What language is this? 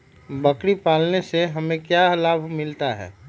Magahi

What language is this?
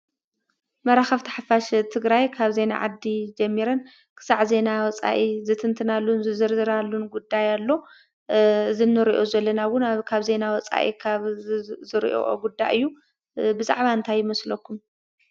Tigrinya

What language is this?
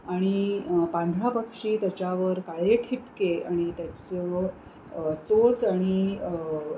Marathi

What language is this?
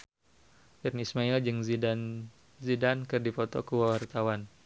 Sundanese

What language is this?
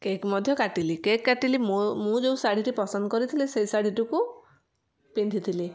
Odia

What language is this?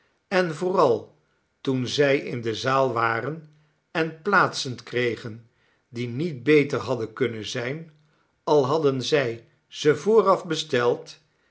Dutch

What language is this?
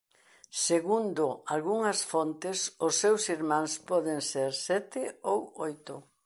Galician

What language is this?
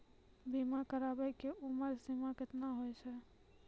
Maithili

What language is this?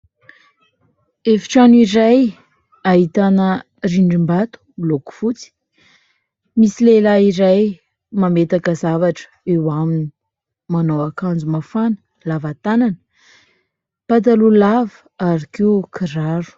Malagasy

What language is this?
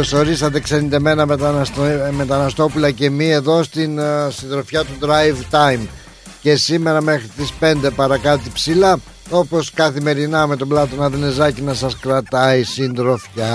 Greek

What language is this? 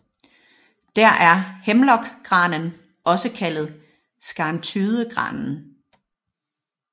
Danish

